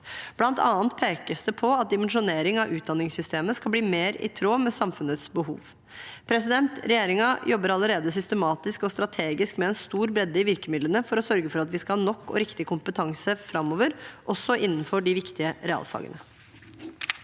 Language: Norwegian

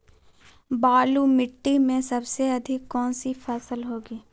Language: Magahi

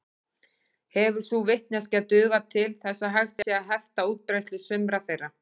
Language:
Icelandic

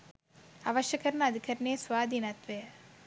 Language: Sinhala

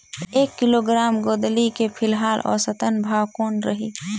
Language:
Chhattisgarhi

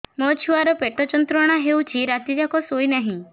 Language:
Odia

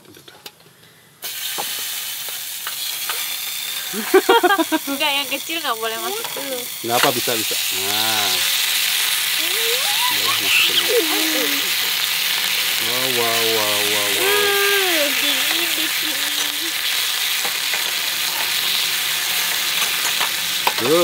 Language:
Indonesian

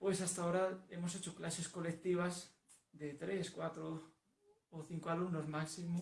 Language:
Spanish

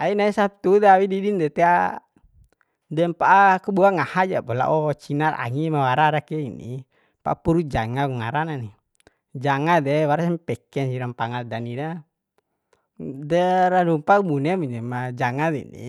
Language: Bima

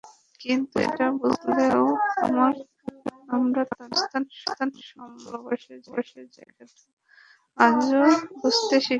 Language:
Bangla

